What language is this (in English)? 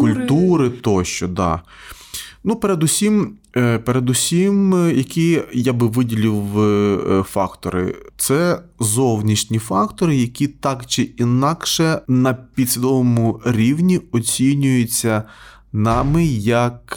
Ukrainian